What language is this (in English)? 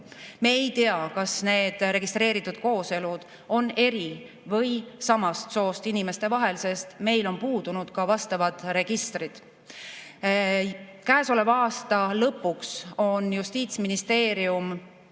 Estonian